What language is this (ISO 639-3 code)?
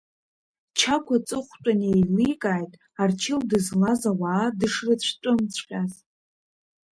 abk